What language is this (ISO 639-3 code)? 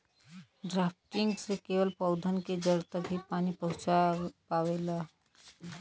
bho